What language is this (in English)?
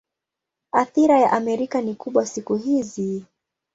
Swahili